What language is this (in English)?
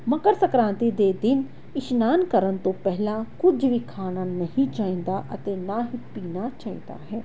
Punjabi